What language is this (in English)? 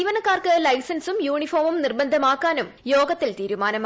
Malayalam